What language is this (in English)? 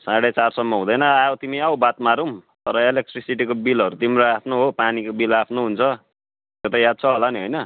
Nepali